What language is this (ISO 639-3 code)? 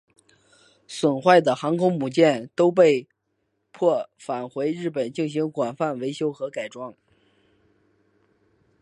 zho